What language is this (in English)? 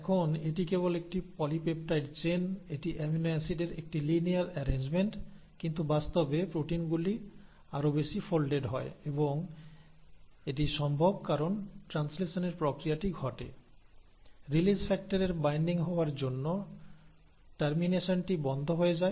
Bangla